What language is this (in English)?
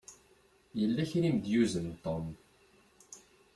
Kabyle